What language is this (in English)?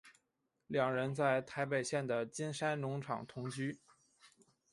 Chinese